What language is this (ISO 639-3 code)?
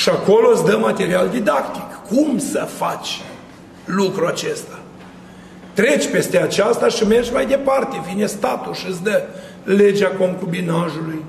ron